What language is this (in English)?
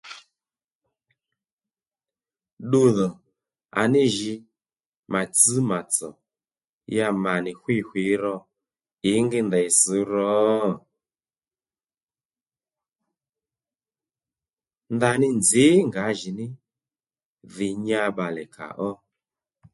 Lendu